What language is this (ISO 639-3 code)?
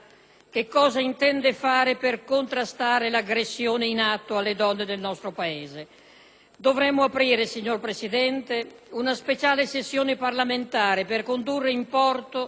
ita